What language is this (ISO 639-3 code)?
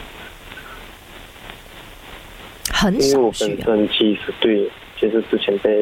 zho